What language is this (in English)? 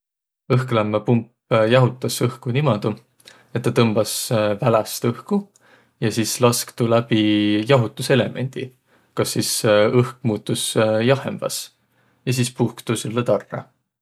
Võro